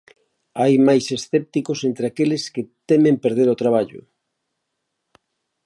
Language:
Galician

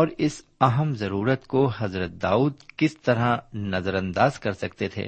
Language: Urdu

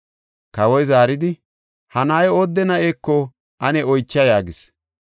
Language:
Gofa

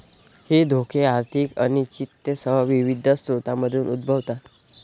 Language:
Marathi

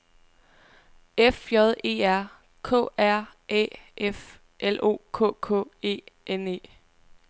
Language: Danish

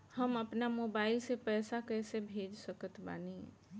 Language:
Bhojpuri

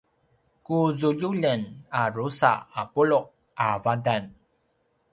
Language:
Paiwan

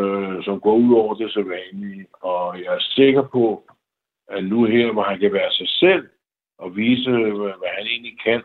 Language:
Danish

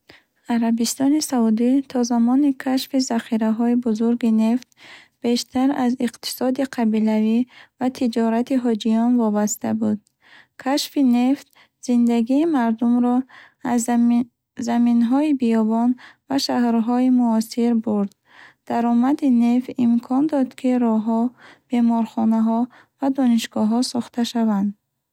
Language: Bukharic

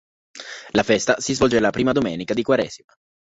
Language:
Italian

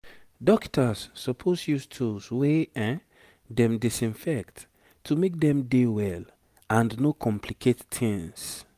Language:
Nigerian Pidgin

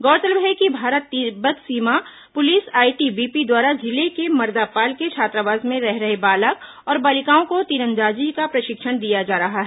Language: Hindi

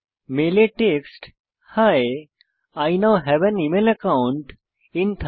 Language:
Bangla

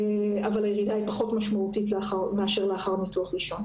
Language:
Hebrew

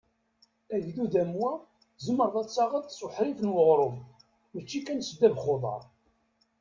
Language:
Kabyle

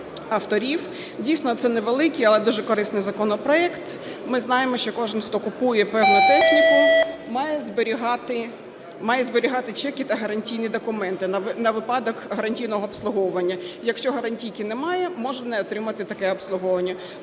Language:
Ukrainian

